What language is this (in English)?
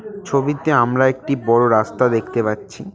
Bangla